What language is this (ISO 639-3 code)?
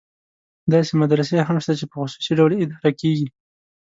pus